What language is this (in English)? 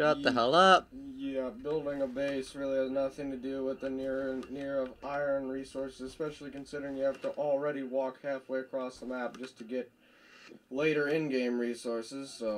English